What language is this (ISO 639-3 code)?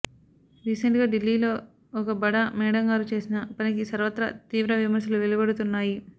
tel